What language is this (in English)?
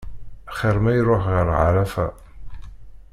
Kabyle